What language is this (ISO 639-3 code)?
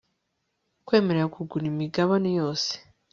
kin